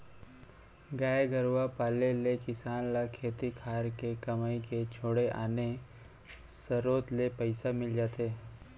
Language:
Chhattisgarhi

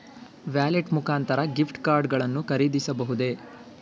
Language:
Kannada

